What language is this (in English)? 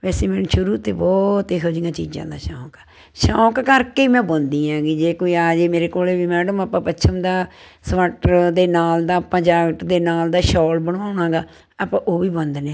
Punjabi